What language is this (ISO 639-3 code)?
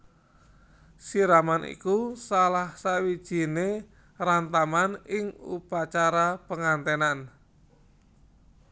jav